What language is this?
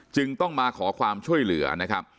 Thai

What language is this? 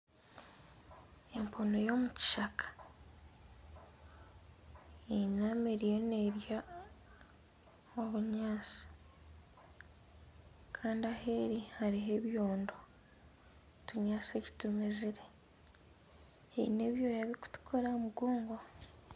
Nyankole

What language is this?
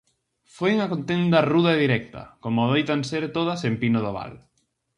Galician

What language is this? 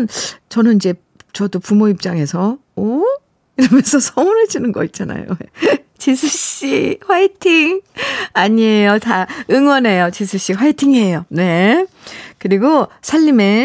Korean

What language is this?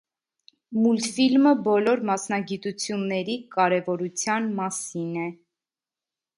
Armenian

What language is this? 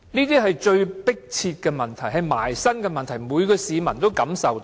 Cantonese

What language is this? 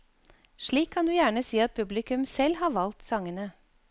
Norwegian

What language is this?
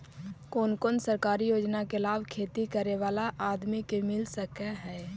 Magahi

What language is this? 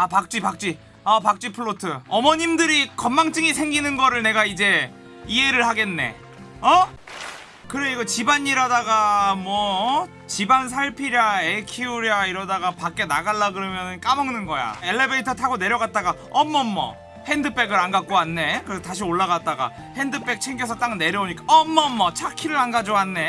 Korean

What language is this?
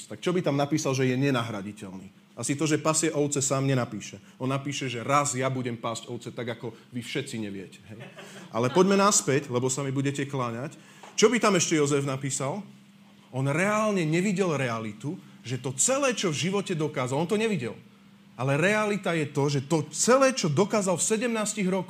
Slovak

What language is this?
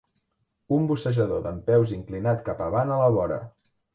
Catalan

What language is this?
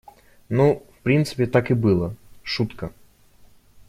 Russian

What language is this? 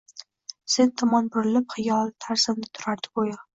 Uzbek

